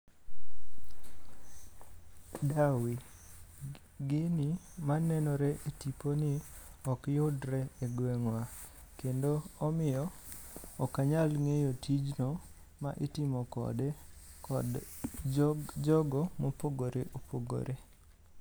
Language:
Luo (Kenya and Tanzania)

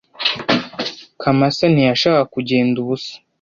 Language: Kinyarwanda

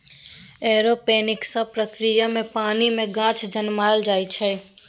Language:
Maithili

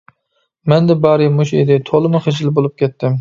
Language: Uyghur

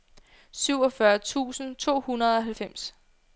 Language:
Danish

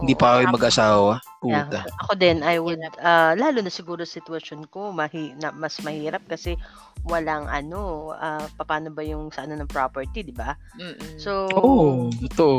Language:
Filipino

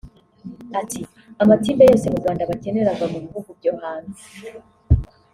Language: Kinyarwanda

